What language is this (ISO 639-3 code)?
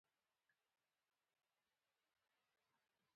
pus